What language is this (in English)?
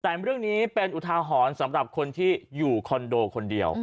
Thai